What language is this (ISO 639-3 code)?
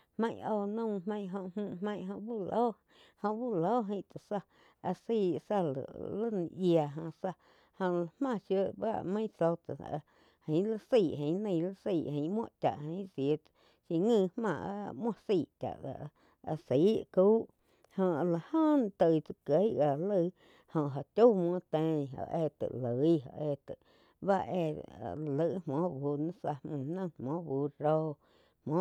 chq